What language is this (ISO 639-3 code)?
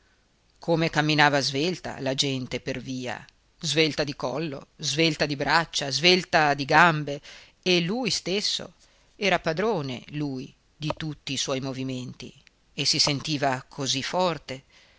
ita